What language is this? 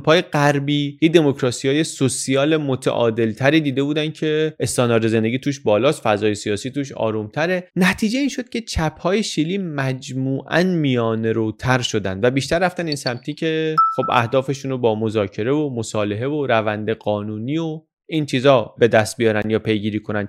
Persian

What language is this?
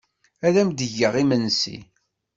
Kabyle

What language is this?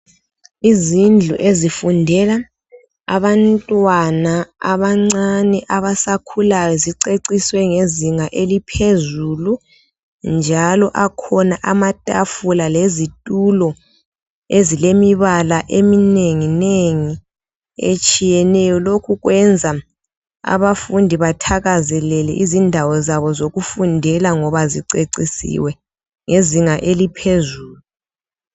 North Ndebele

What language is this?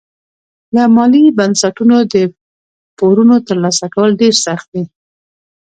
Pashto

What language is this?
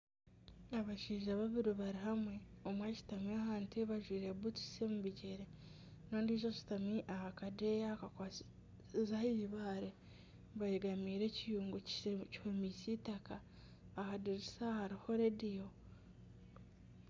Nyankole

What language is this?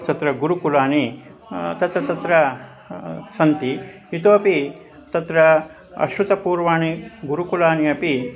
Sanskrit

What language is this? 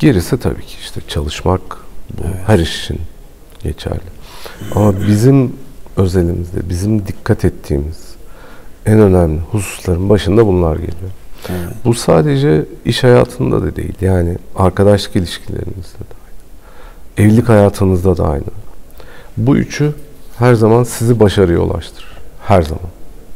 Turkish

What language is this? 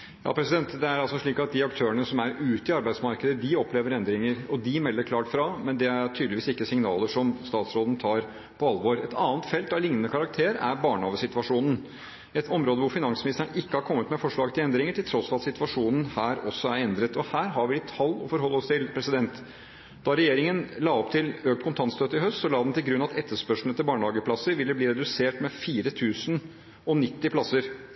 Norwegian Bokmål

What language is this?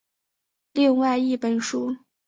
Chinese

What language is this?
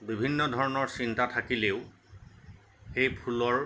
Assamese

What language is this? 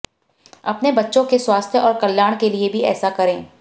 Hindi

